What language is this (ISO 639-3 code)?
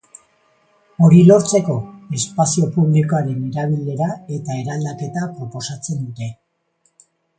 eus